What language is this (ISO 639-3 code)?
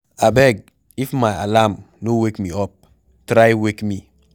pcm